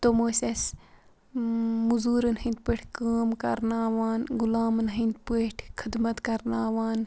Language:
Kashmiri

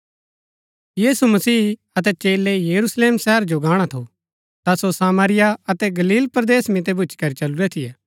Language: Gaddi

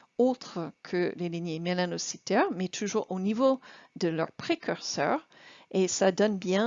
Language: French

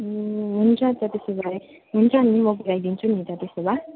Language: Nepali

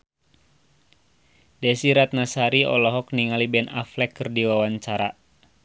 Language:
Sundanese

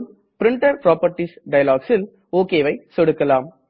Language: Tamil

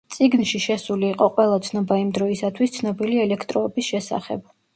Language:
Georgian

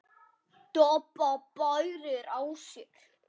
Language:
Icelandic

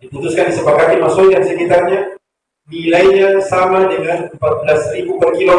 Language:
Indonesian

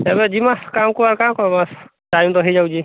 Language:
Odia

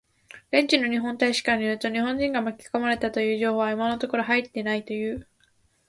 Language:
Japanese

